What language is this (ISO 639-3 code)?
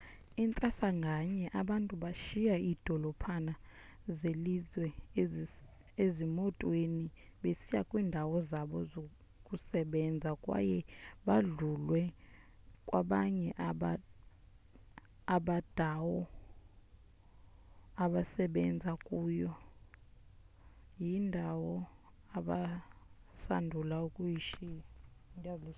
xho